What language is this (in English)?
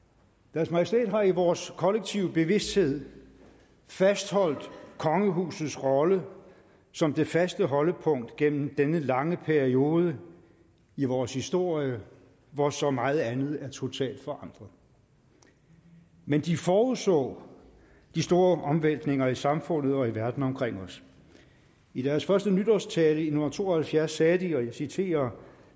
Danish